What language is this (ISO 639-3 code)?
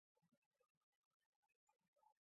zho